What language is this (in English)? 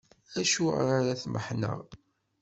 Kabyle